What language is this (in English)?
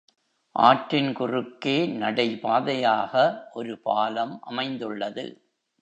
Tamil